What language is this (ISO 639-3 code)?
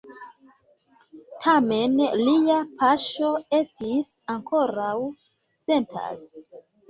epo